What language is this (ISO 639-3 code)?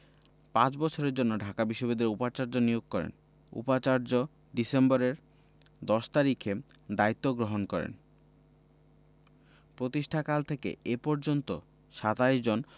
ben